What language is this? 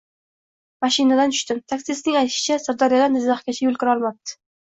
Uzbek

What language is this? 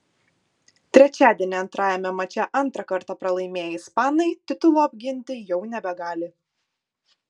Lithuanian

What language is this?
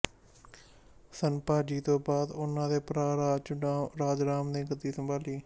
Punjabi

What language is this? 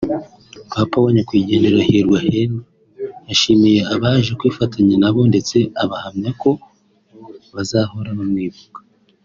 Kinyarwanda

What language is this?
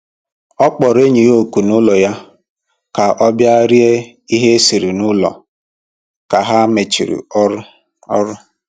Igbo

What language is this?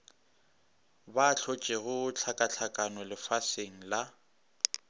Northern Sotho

